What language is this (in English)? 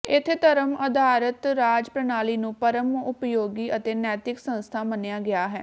Punjabi